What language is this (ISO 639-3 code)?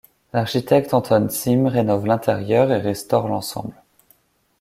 fra